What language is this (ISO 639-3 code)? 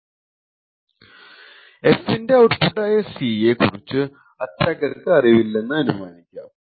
mal